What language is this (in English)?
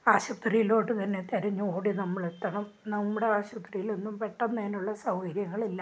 Malayalam